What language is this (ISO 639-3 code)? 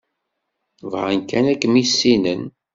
kab